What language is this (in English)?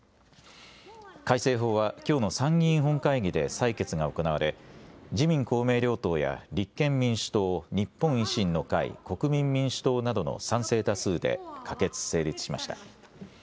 Japanese